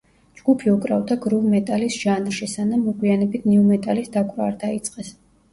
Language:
Georgian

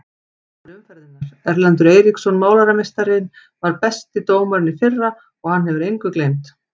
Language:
Icelandic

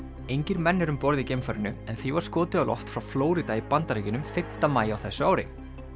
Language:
Icelandic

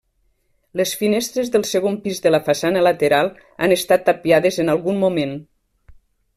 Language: Catalan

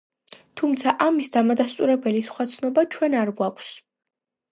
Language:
Georgian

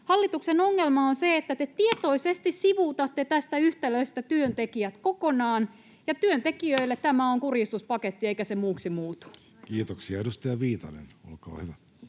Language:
Finnish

